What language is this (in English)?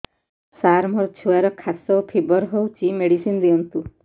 Odia